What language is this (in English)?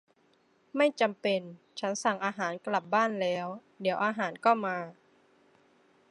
Thai